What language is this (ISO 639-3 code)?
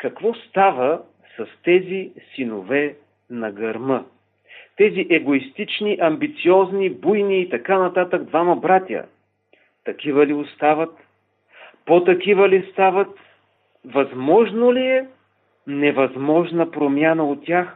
bul